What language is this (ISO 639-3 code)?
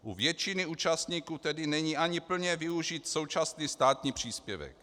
ces